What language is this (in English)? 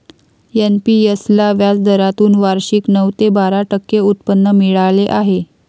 Marathi